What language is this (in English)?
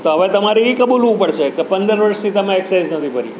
Gujarati